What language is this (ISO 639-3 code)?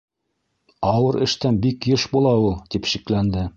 bak